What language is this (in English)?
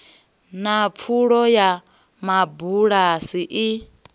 Venda